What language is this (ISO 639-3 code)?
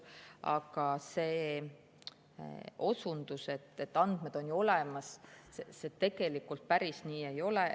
est